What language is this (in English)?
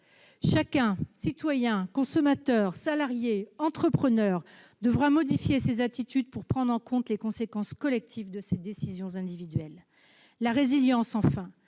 French